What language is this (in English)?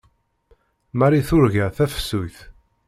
Kabyle